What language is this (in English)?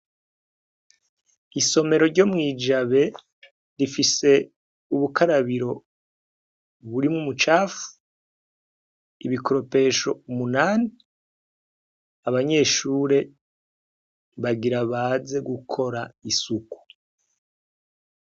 Rundi